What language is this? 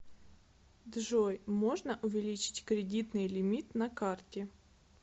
Russian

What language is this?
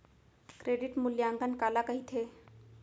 Chhattisgarhi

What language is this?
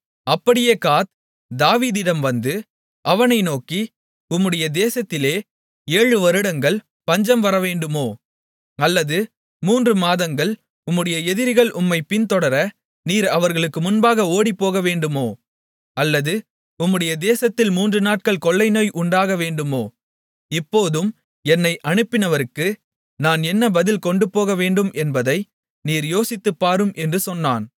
Tamil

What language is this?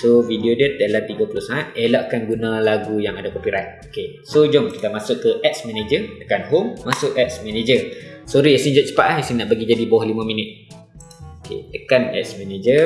Malay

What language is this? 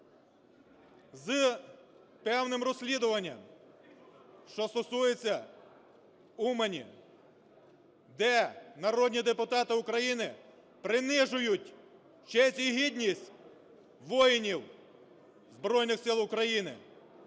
Ukrainian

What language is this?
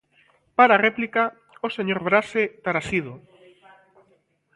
Galician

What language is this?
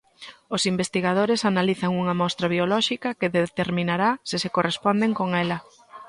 Galician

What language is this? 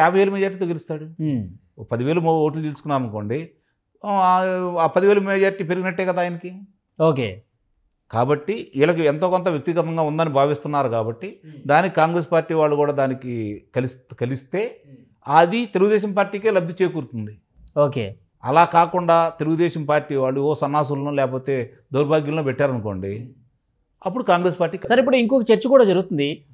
Telugu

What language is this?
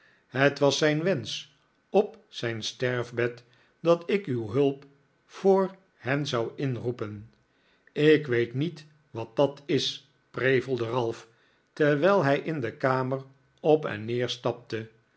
Dutch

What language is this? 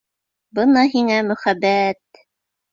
Bashkir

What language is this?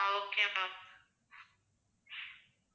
Tamil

